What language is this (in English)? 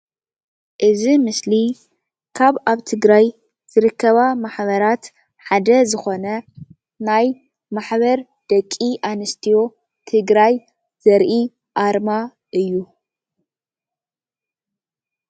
Tigrinya